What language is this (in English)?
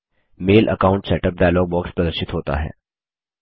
Hindi